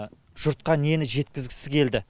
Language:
Kazakh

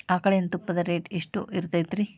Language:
Kannada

